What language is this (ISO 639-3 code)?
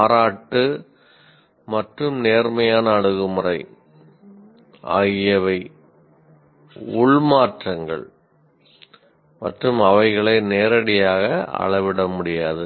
tam